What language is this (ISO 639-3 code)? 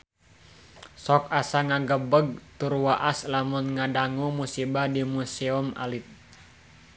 sun